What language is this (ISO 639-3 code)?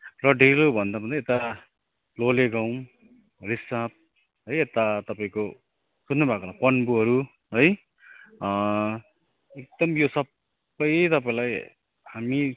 nep